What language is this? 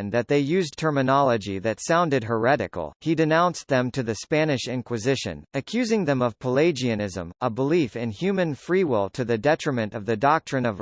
English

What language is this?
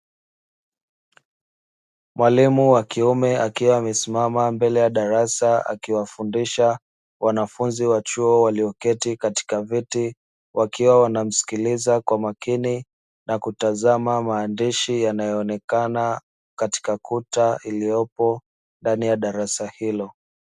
Swahili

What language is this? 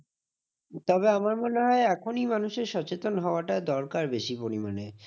Bangla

